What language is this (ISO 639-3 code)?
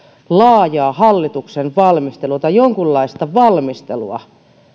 fin